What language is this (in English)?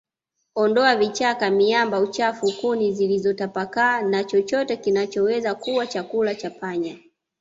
Swahili